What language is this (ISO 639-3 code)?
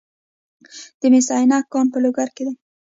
pus